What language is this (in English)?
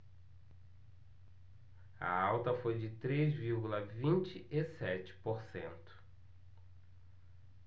Portuguese